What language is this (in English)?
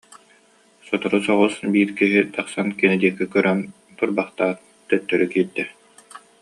Yakut